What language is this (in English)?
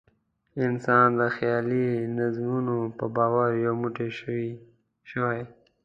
Pashto